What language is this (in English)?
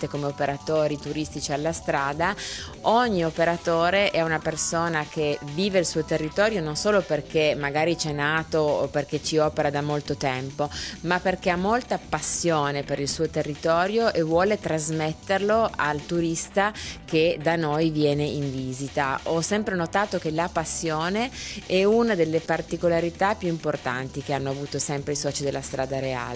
Italian